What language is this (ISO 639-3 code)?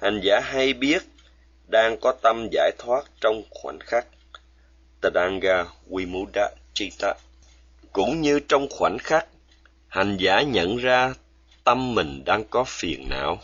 vie